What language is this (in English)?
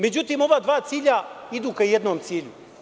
Serbian